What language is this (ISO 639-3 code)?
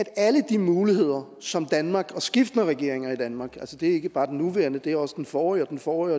dan